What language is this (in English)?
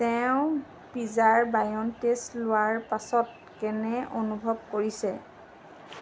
Assamese